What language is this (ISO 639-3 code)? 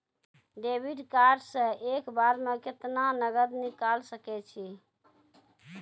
mai